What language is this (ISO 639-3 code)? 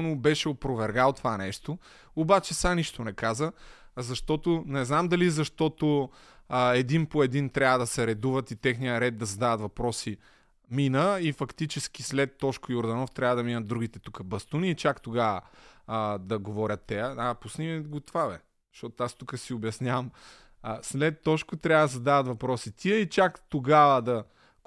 bul